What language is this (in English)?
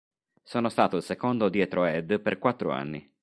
Italian